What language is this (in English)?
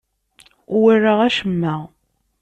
Kabyle